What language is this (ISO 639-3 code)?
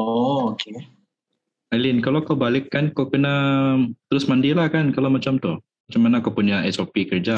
msa